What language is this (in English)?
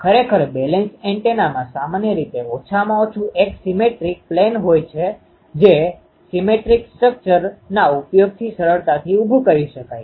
Gujarati